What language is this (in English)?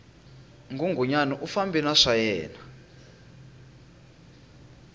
Tsonga